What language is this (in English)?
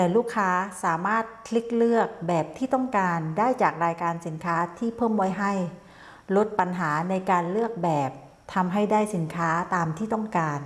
Thai